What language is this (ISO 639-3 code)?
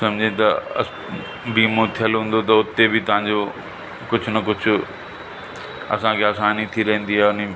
snd